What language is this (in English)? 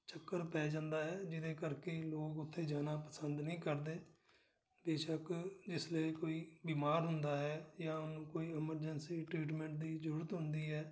Punjabi